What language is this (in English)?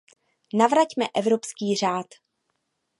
Czech